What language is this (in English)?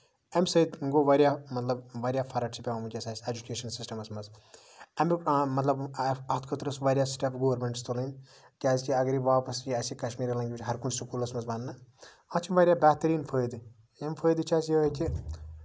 Kashmiri